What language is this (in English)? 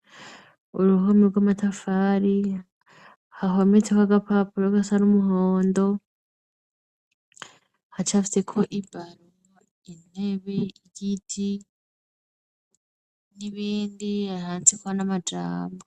Rundi